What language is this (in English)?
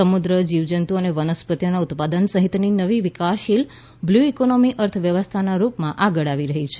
Gujarati